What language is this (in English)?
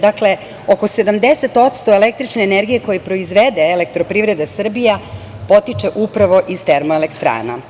Serbian